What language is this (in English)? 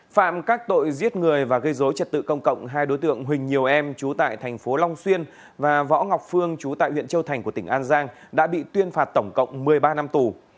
Vietnamese